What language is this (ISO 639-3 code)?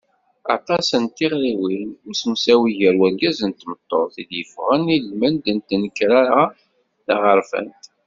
kab